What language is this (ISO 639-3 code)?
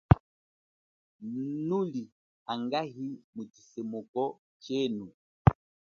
cjk